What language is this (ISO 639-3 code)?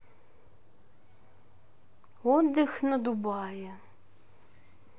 rus